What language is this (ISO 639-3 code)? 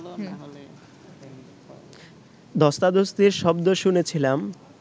ben